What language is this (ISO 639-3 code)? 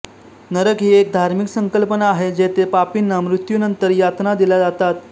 mar